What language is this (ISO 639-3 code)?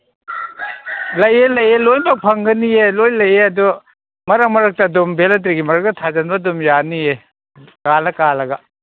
mni